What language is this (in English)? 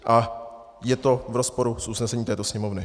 Czech